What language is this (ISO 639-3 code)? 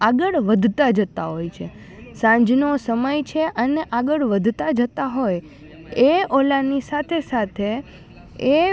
guj